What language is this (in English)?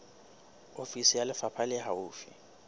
Southern Sotho